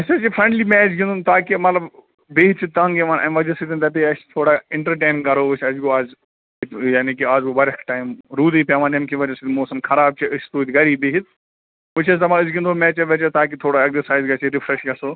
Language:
Kashmiri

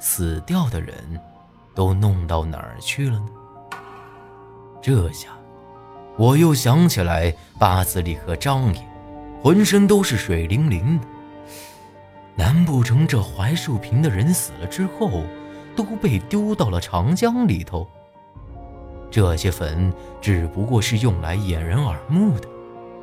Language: Chinese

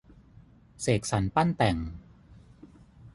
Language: Thai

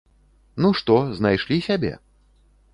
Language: Belarusian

